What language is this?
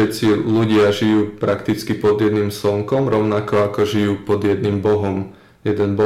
Slovak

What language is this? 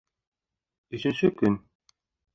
Bashkir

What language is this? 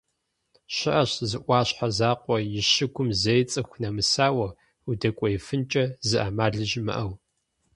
Kabardian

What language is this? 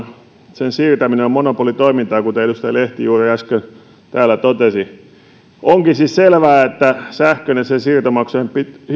Finnish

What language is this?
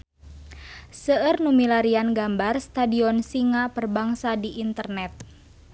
Sundanese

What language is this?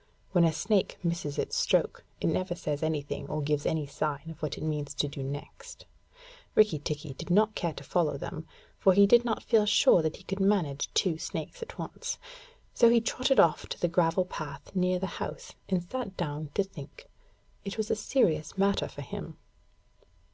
English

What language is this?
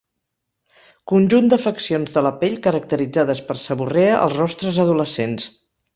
Catalan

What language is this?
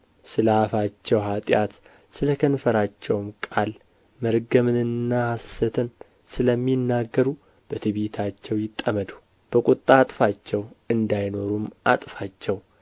Amharic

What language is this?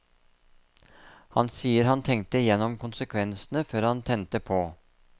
Norwegian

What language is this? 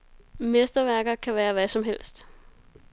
Danish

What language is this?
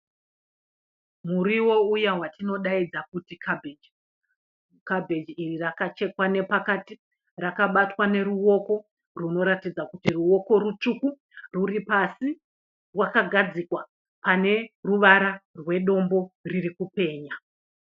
Shona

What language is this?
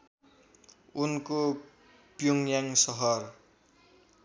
Nepali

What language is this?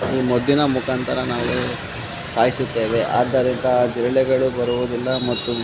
Kannada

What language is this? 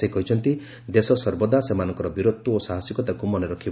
Odia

